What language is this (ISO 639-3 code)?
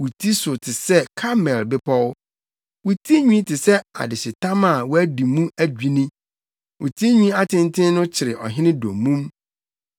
aka